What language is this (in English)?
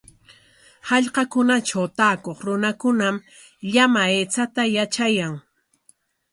Corongo Ancash Quechua